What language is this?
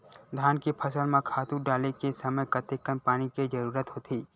Chhattisgarhi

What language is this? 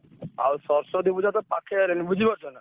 Odia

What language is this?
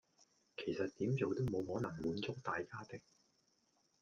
Cantonese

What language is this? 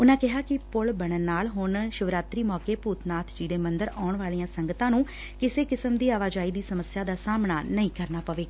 Punjabi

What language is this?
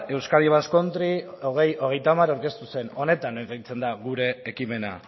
Basque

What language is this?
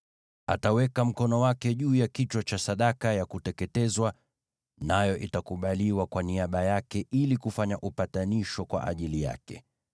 Swahili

